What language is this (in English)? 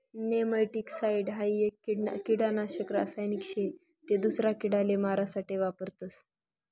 Marathi